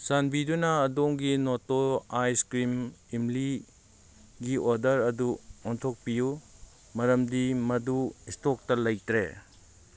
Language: Manipuri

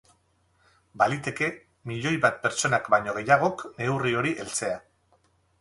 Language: Basque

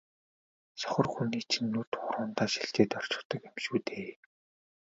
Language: Mongolian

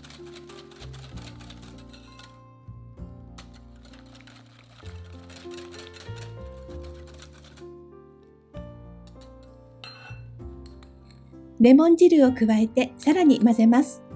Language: Japanese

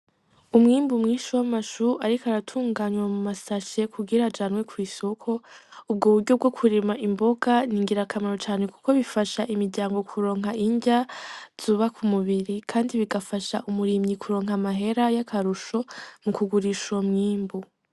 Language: Rundi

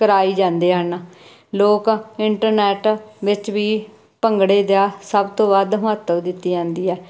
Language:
Punjabi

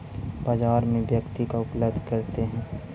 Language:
Magahi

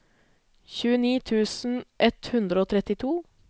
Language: Norwegian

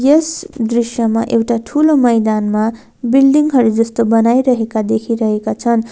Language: Nepali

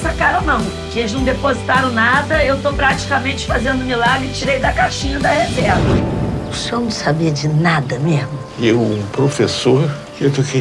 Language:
Portuguese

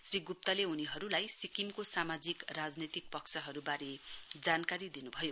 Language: Nepali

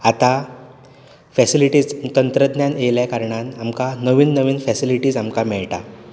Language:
Konkani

